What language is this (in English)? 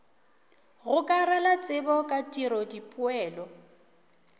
Northern Sotho